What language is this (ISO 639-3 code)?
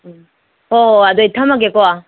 mni